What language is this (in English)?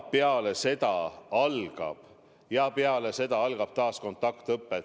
Estonian